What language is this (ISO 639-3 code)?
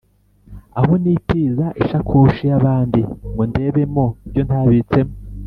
kin